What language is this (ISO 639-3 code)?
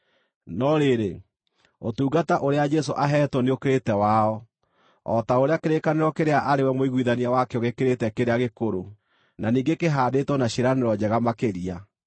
kik